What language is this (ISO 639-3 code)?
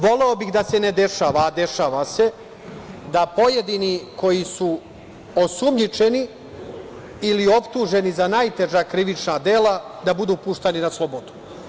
srp